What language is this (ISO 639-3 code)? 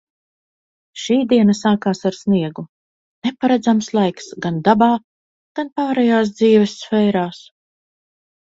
lav